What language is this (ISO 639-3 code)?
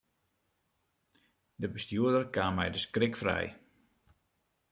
fry